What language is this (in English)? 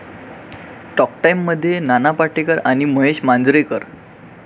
Marathi